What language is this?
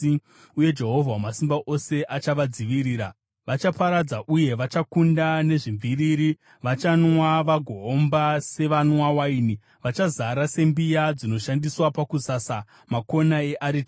Shona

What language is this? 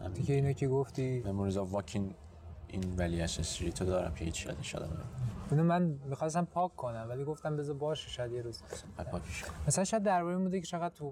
Persian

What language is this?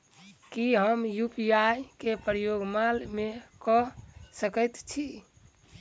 Maithili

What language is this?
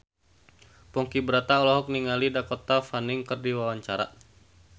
Sundanese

